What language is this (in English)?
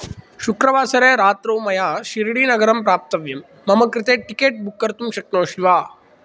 Sanskrit